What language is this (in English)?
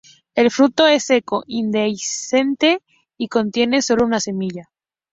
Spanish